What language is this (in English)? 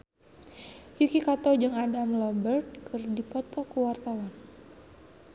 Sundanese